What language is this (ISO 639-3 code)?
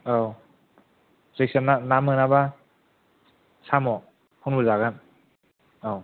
brx